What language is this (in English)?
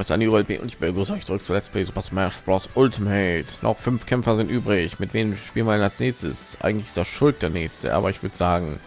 German